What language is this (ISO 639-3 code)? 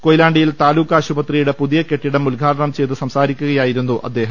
mal